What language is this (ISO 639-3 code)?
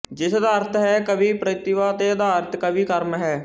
pan